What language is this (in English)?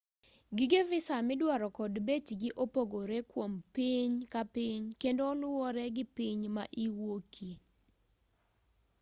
Luo (Kenya and Tanzania)